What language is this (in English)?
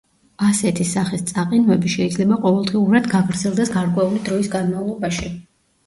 Georgian